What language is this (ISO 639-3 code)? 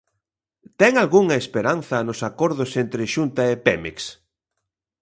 glg